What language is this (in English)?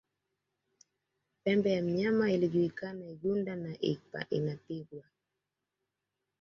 Swahili